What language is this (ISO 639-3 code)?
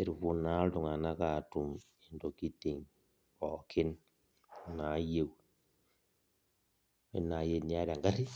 mas